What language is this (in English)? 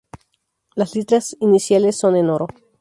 Spanish